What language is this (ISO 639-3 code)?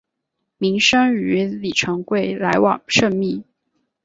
zho